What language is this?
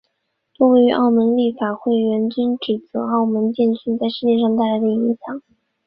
Chinese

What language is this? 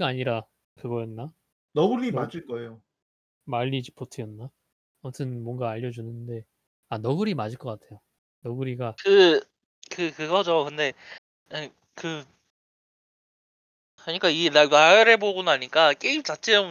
Korean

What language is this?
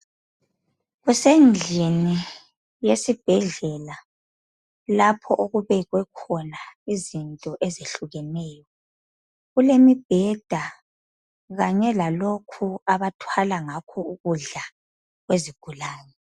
North Ndebele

